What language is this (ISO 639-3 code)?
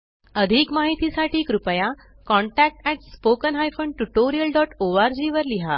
mar